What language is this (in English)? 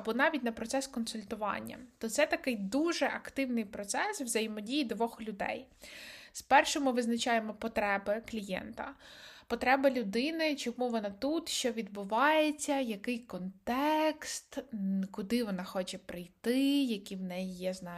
Ukrainian